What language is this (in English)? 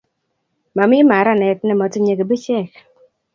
Kalenjin